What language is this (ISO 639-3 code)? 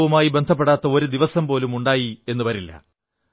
mal